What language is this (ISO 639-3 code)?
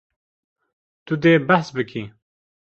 kur